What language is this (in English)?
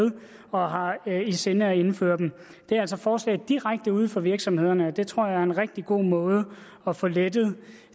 Danish